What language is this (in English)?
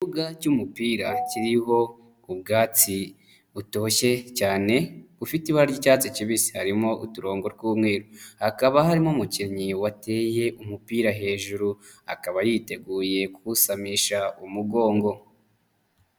Kinyarwanda